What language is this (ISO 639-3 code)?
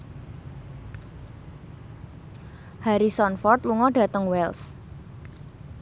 jav